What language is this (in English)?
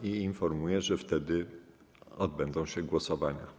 Polish